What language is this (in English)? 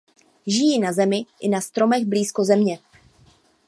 Czech